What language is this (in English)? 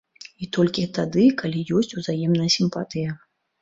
Belarusian